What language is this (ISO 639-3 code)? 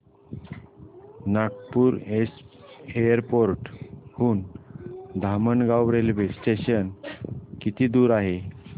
mar